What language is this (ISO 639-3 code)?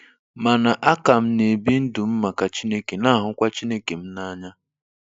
ibo